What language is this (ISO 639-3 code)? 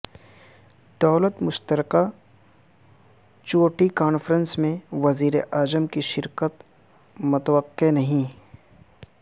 urd